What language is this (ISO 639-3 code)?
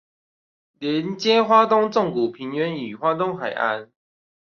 zho